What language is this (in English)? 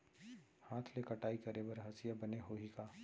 Chhattisgarhi